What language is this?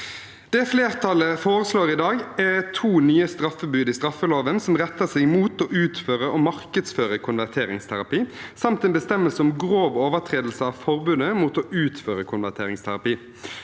Norwegian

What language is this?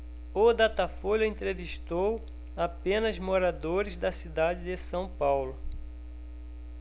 Portuguese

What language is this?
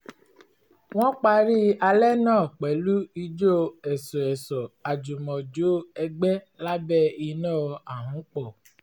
Yoruba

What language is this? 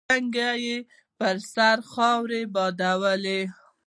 Pashto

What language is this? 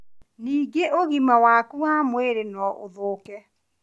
Kikuyu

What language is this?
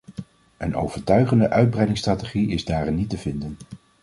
Dutch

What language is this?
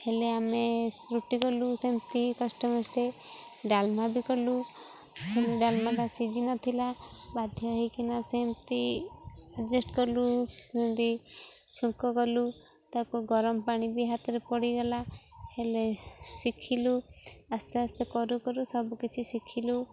Odia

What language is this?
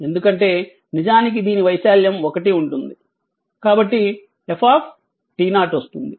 Telugu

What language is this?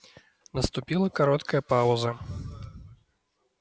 Russian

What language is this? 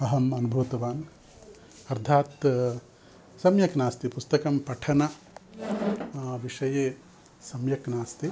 Sanskrit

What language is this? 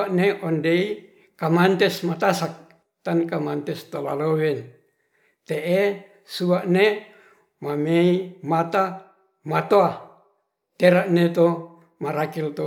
Ratahan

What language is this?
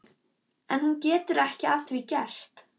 Icelandic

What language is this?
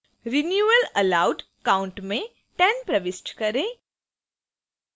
Hindi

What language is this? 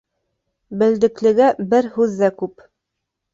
Bashkir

